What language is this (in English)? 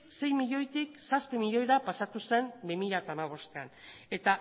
Basque